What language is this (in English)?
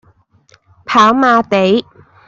Cantonese